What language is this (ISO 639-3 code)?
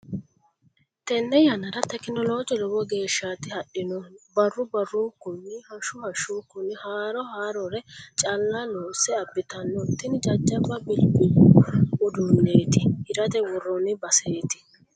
sid